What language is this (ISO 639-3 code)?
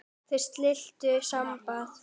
isl